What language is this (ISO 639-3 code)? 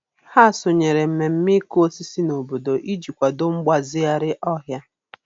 ibo